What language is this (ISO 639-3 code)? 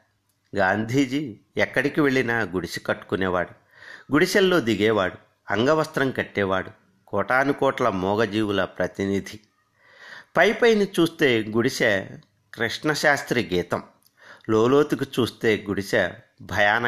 tel